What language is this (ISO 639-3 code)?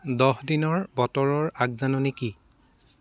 asm